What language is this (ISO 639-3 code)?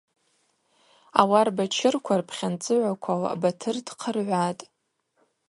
abq